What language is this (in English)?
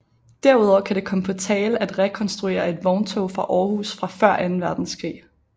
Danish